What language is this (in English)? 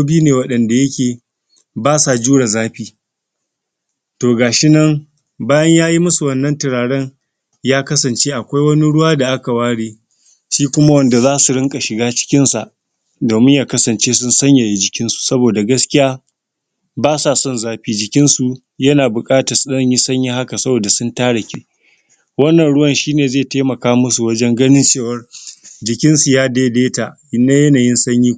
Hausa